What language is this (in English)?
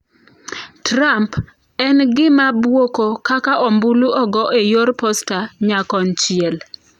Luo (Kenya and Tanzania)